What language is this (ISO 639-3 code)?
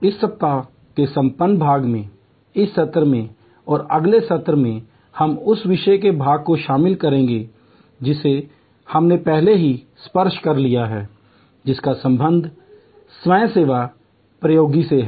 hin